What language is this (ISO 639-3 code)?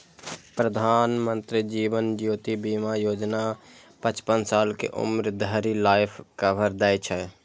mai